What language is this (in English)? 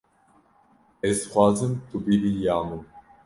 Kurdish